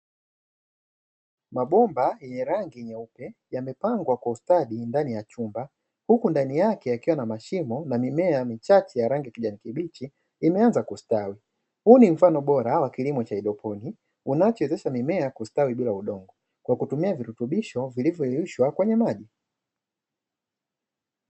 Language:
Swahili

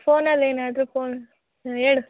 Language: Kannada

